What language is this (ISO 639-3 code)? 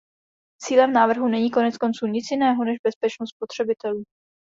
ces